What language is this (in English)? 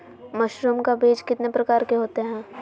Magahi